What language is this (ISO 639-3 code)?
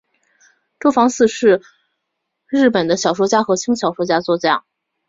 zho